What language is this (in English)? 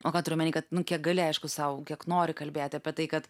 Lithuanian